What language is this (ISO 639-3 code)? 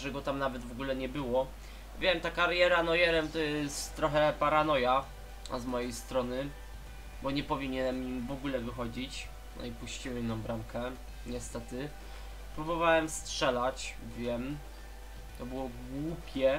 pol